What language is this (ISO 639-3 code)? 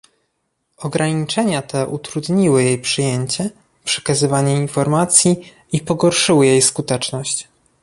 pol